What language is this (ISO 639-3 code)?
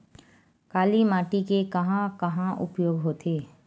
hne